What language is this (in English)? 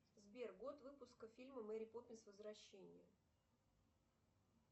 Russian